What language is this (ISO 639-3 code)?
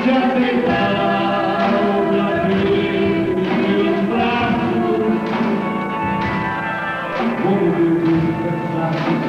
por